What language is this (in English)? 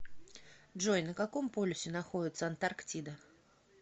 Russian